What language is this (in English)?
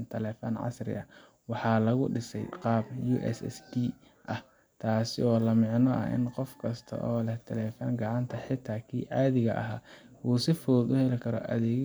Somali